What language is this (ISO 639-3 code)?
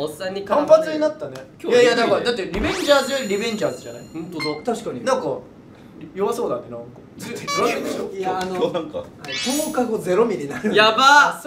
jpn